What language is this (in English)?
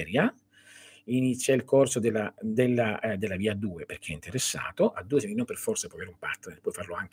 Italian